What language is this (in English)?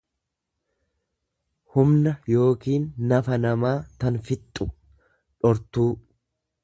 Oromo